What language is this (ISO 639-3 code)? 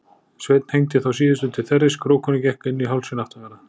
isl